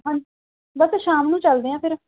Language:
Punjabi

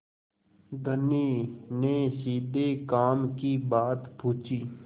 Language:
Hindi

